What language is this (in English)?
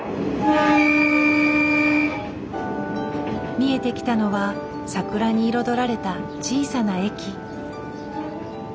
Japanese